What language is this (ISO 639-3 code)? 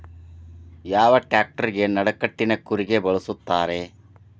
kan